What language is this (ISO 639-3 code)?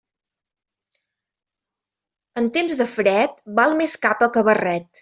cat